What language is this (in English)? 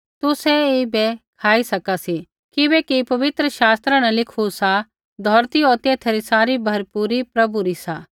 Kullu Pahari